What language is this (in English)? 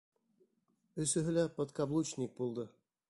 Bashkir